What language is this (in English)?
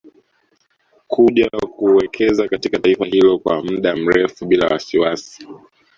Swahili